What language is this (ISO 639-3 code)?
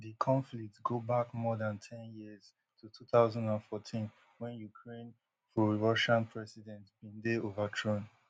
pcm